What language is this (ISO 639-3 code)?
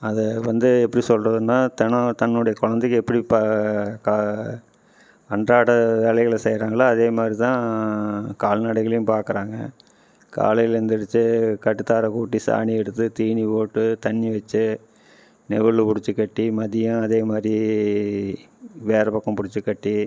tam